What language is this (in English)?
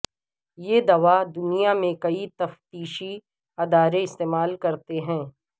Urdu